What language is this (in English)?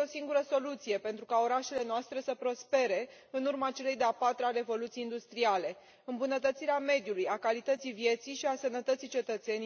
Romanian